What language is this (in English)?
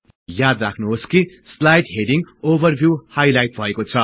Nepali